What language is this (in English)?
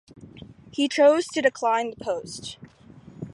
English